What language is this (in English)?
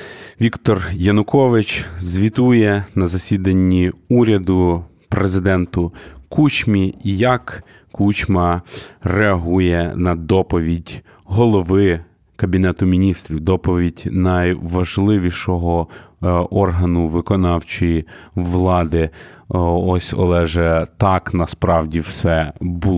Ukrainian